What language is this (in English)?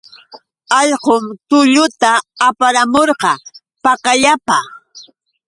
Yauyos Quechua